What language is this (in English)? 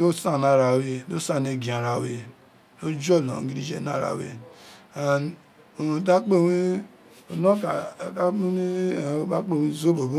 Isekiri